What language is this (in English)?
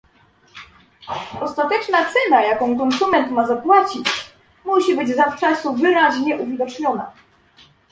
Polish